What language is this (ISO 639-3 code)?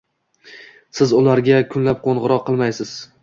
uzb